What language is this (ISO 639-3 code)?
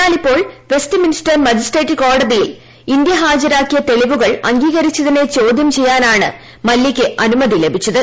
mal